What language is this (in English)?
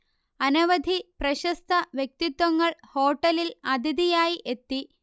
Malayalam